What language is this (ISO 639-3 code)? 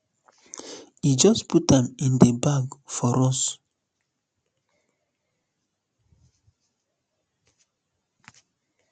pcm